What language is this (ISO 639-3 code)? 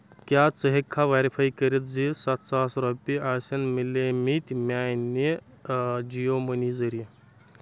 kas